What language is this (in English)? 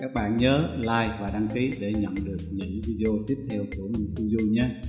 Vietnamese